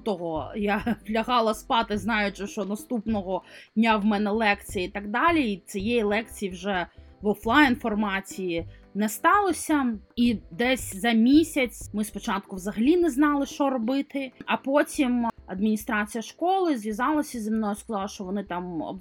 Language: Ukrainian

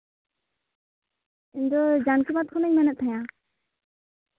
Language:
Santali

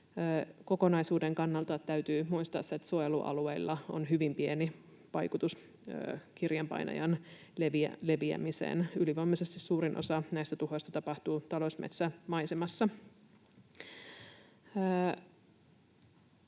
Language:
Finnish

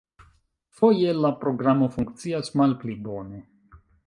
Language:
Esperanto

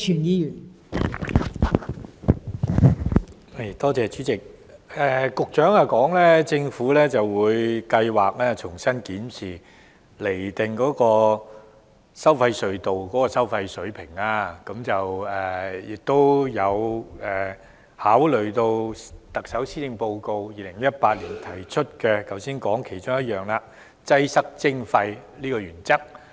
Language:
Cantonese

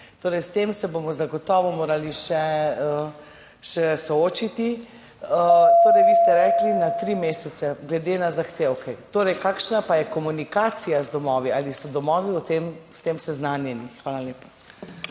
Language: Slovenian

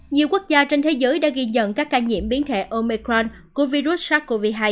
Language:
Vietnamese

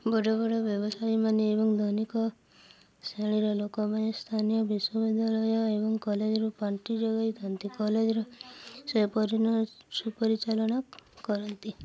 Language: Odia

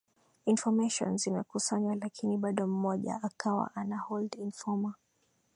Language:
Swahili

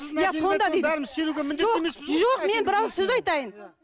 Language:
Kazakh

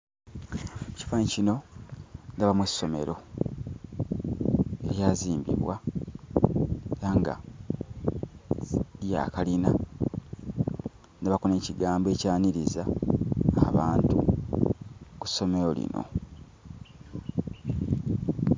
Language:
Ganda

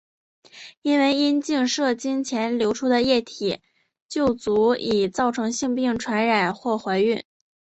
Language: Chinese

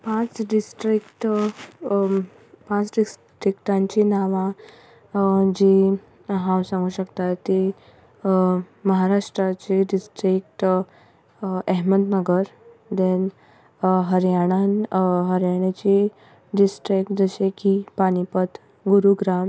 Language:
Konkani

